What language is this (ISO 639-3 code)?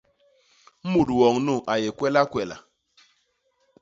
bas